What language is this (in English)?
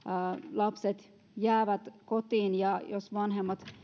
Finnish